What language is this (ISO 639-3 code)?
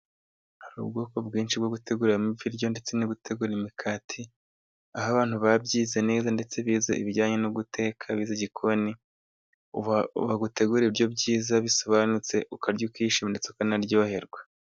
kin